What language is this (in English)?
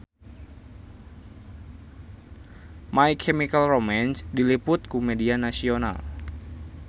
Sundanese